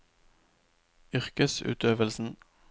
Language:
Norwegian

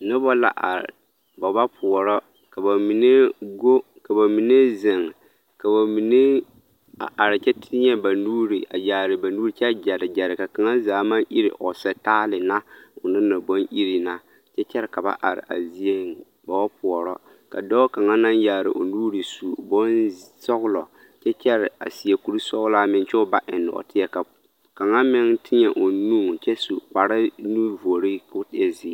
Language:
Southern Dagaare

